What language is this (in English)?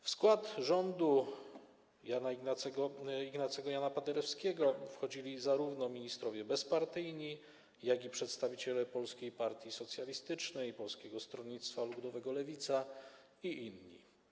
Polish